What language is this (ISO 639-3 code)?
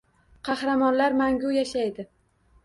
uzb